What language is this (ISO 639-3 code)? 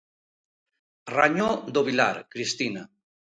glg